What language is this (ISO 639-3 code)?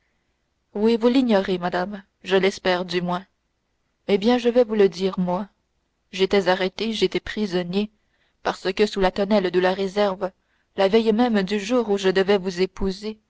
fra